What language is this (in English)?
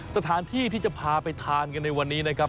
Thai